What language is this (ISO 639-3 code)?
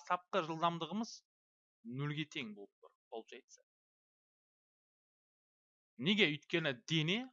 tur